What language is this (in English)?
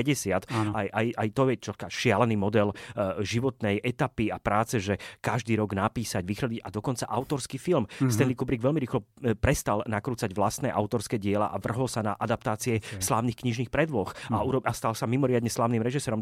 Slovak